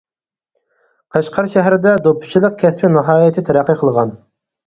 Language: Uyghur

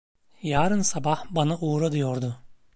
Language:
Turkish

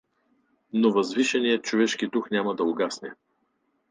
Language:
Bulgarian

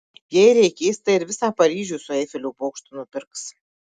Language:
Lithuanian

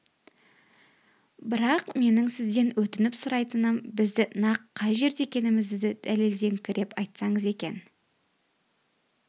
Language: Kazakh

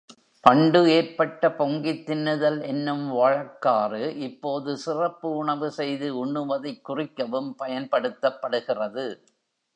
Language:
Tamil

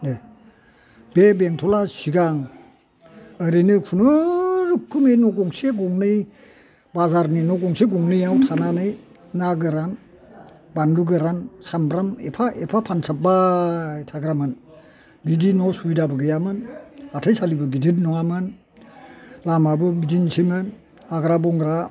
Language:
Bodo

